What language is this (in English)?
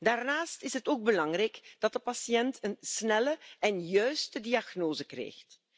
Dutch